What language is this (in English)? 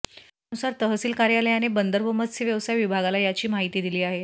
Marathi